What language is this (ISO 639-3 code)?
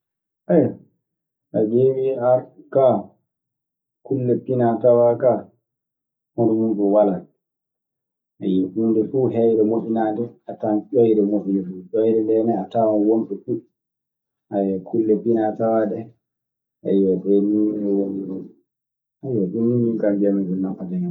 ffm